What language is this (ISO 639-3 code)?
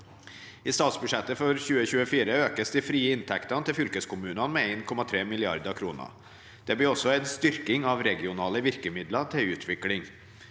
nor